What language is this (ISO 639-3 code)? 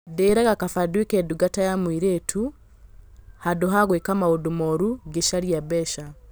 kik